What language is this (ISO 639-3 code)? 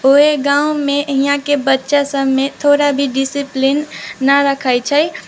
mai